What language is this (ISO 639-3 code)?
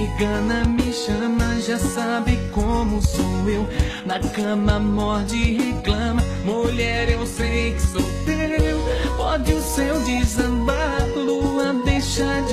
por